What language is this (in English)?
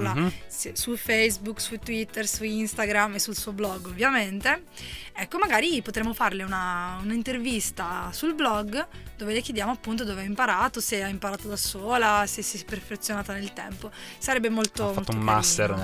Italian